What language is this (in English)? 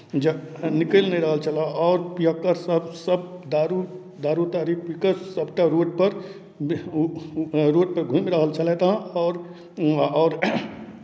Maithili